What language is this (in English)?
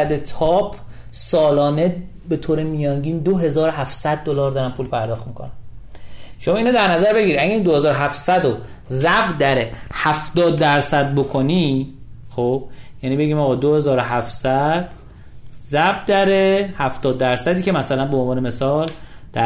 Persian